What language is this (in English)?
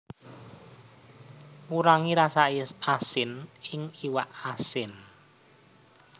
Javanese